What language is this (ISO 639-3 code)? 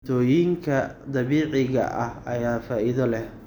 som